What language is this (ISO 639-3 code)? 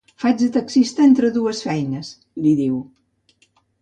cat